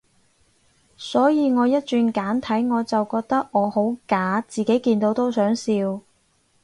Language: Cantonese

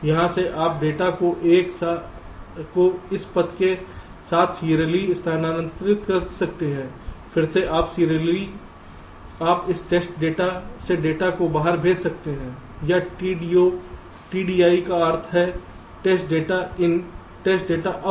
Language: Hindi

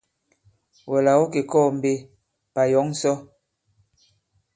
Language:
Bankon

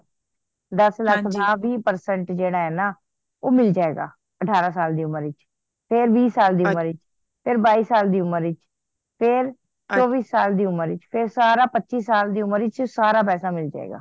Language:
Punjabi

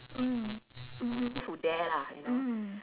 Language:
English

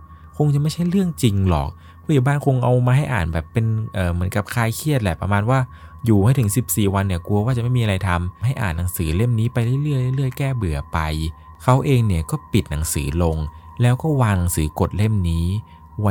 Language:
Thai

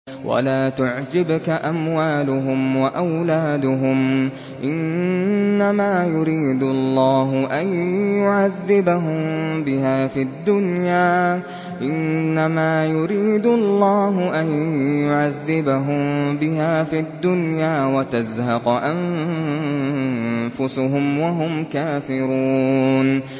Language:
Arabic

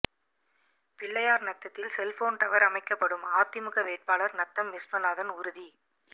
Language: Tamil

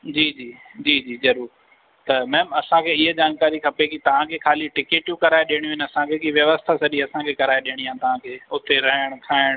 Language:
Sindhi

